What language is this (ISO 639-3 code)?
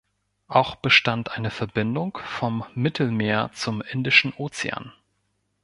deu